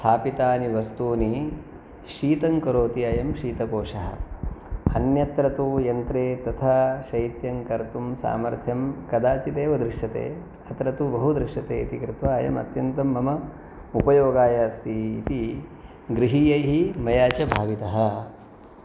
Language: Sanskrit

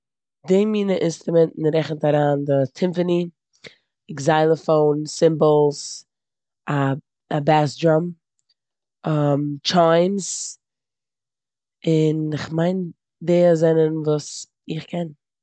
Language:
Yiddish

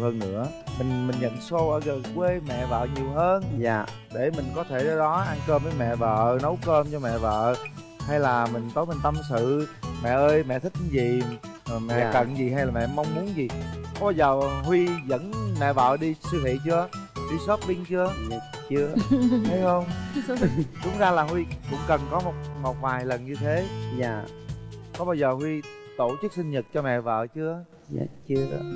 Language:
Vietnamese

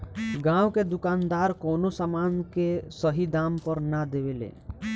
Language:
Bhojpuri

